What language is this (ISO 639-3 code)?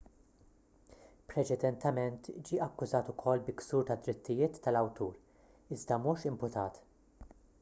mlt